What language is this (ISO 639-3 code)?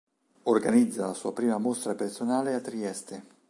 ita